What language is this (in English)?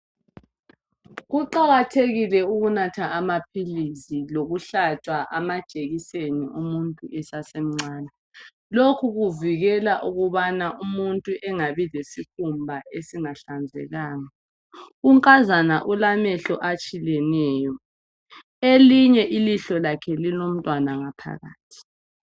North Ndebele